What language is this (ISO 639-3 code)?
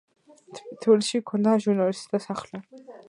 kat